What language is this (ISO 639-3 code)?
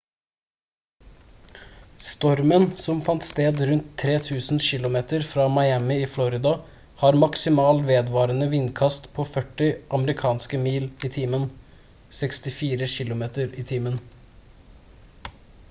nob